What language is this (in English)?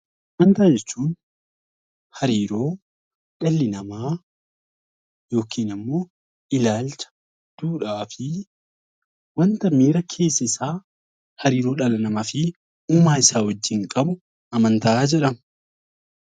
Oromo